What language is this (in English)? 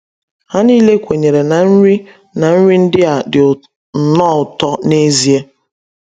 Igbo